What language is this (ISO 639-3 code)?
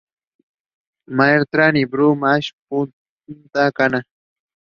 eng